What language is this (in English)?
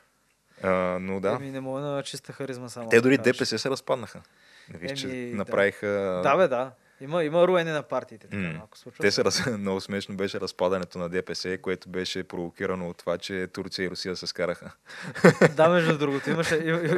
Bulgarian